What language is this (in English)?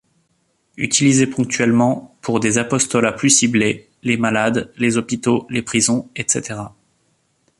French